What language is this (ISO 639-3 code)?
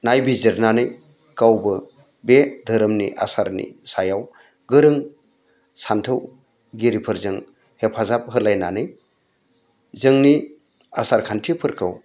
brx